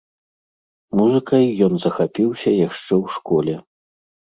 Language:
Belarusian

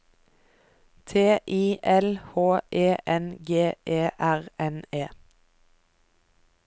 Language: Norwegian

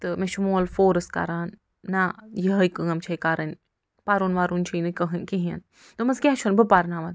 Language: Kashmiri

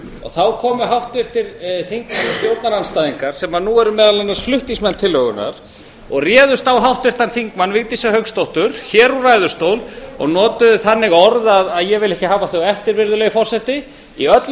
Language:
Icelandic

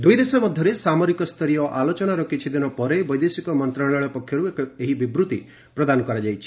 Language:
Odia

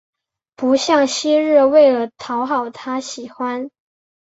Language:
Chinese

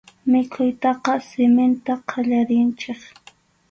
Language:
Arequipa-La Unión Quechua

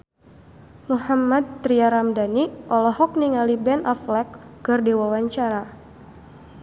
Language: Sundanese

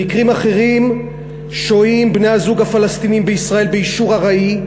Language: Hebrew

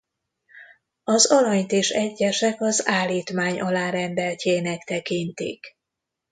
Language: Hungarian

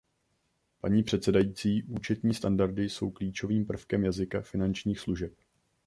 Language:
Czech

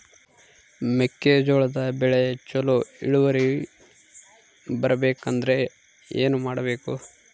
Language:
Kannada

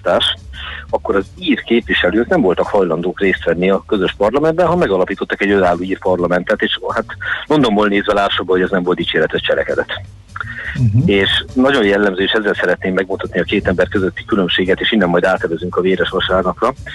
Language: Hungarian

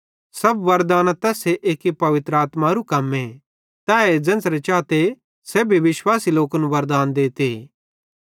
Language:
Bhadrawahi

